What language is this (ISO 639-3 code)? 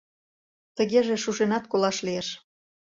chm